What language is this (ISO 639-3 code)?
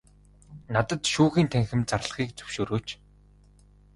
mon